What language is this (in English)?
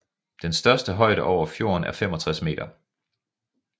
Danish